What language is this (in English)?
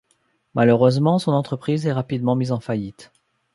French